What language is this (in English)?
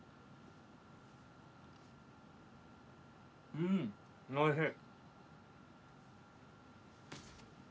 Japanese